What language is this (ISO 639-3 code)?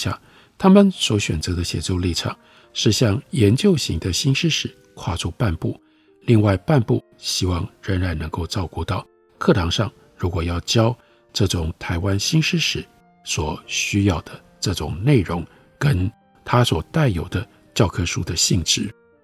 zho